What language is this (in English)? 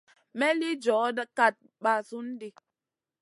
Masana